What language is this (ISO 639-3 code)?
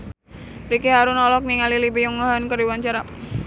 sun